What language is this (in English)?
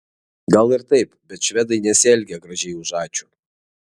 Lithuanian